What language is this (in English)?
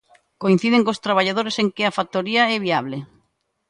Galician